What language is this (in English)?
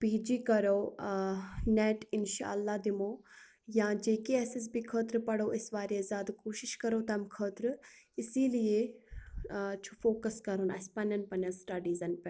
Kashmiri